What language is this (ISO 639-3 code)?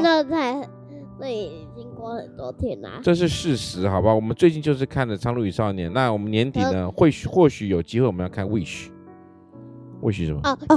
zho